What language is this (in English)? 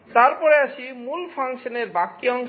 Bangla